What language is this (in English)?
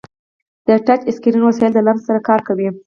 Pashto